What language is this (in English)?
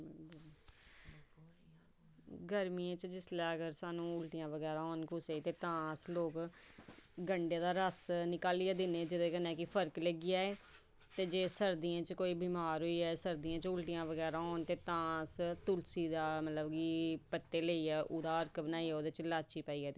Dogri